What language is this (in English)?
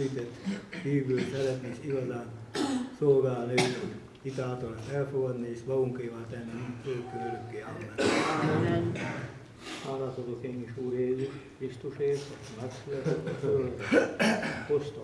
Hungarian